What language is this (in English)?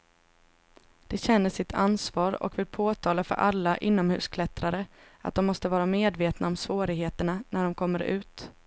Swedish